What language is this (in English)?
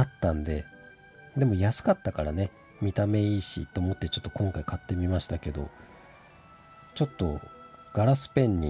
Japanese